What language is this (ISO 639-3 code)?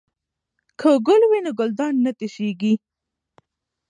pus